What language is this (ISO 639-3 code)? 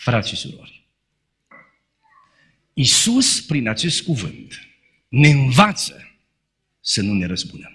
ron